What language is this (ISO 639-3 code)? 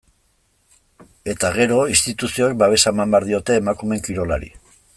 eus